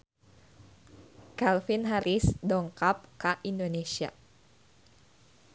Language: Sundanese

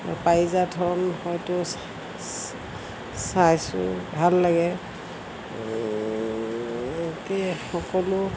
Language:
Assamese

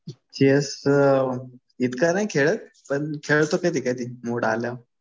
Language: Marathi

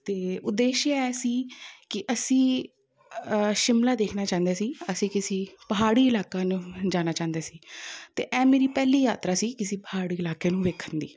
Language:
Punjabi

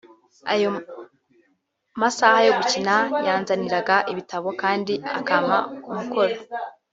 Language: Kinyarwanda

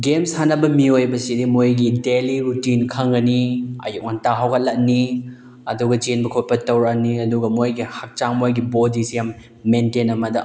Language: Manipuri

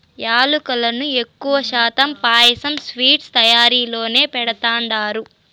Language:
Telugu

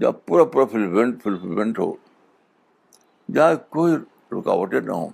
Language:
Urdu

